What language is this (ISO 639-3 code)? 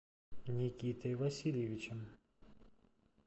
rus